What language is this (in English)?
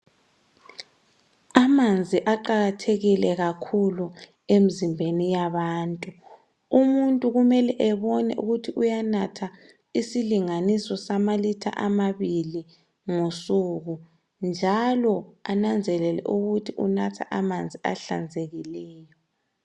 North Ndebele